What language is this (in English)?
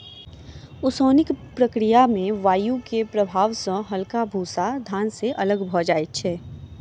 Maithili